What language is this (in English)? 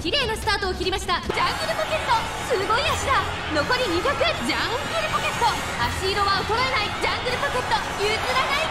Japanese